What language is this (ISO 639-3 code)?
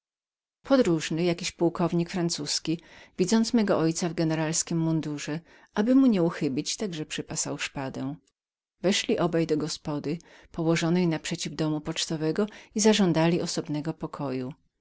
pol